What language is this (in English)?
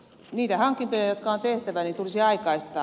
Finnish